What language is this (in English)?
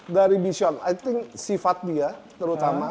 Indonesian